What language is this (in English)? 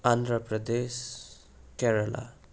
Nepali